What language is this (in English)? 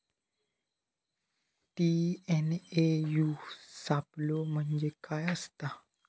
Marathi